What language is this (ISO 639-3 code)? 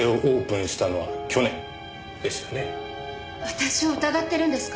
jpn